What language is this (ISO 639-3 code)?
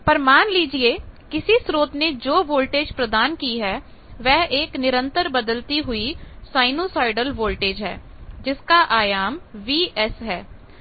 hin